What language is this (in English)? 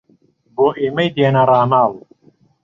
Central Kurdish